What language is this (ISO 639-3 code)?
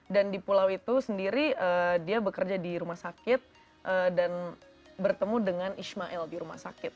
ind